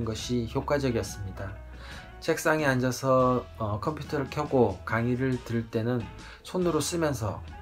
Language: Korean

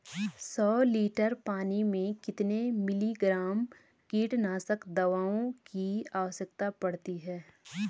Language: Hindi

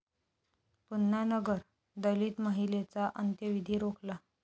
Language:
Marathi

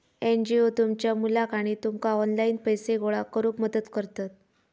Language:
Marathi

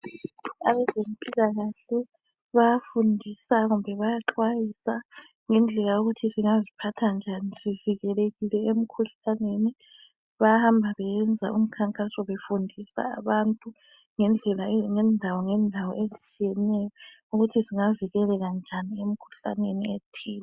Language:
North Ndebele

